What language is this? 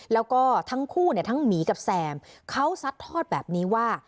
Thai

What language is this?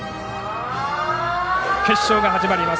Japanese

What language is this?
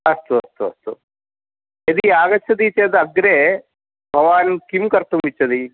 Sanskrit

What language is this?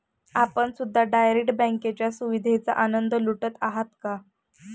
Marathi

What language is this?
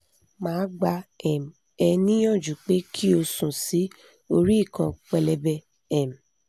Yoruba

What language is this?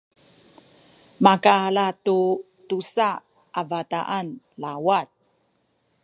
Sakizaya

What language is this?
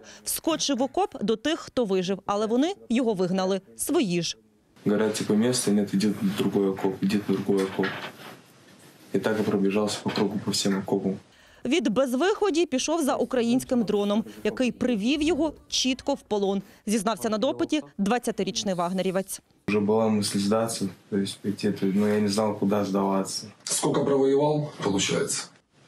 Ukrainian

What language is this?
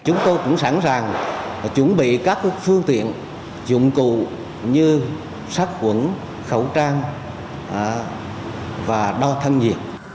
Vietnamese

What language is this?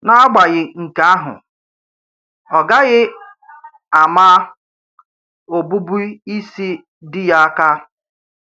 Igbo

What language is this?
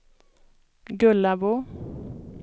Swedish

